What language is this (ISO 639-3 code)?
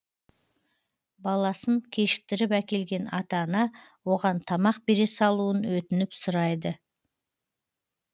kaz